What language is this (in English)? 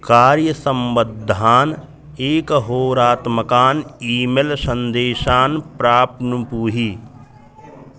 Sanskrit